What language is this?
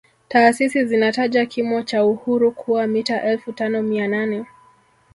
Swahili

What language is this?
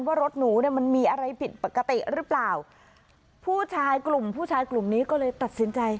Thai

